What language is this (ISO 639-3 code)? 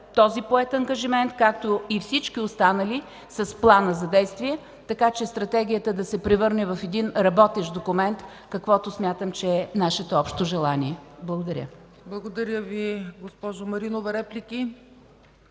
bul